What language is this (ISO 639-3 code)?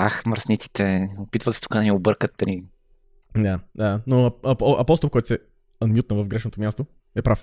bul